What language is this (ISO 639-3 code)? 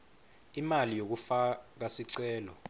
ssw